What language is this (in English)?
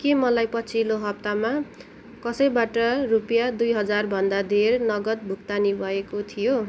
Nepali